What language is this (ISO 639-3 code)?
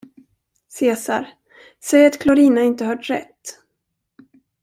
swe